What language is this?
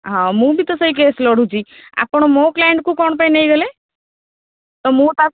Odia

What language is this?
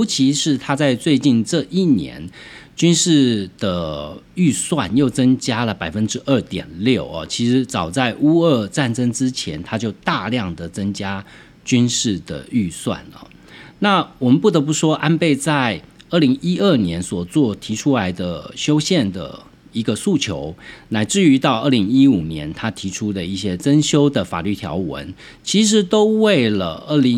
Chinese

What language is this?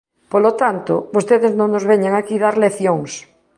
Galician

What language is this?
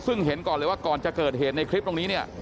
Thai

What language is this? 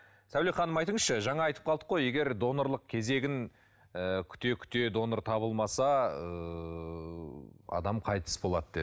Kazakh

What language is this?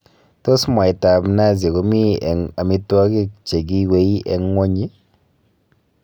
Kalenjin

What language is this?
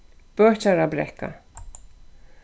Faroese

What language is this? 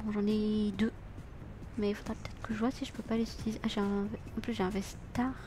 French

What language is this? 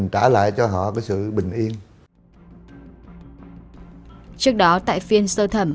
Vietnamese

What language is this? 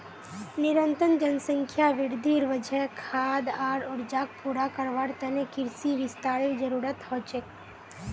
Magahi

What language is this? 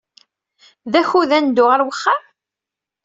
Kabyle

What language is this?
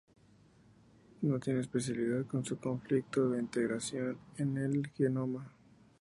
Spanish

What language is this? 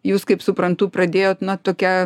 Lithuanian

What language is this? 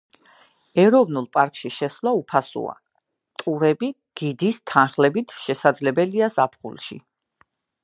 Georgian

